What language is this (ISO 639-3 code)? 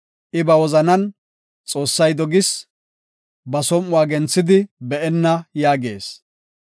gof